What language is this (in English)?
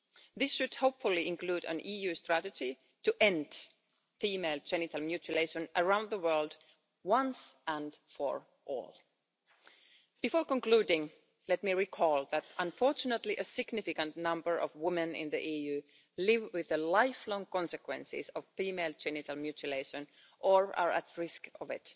English